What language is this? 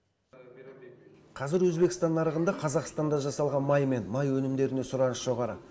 Kazakh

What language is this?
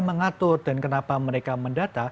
Indonesian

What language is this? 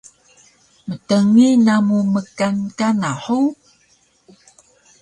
Taroko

